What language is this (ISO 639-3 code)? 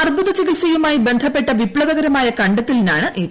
mal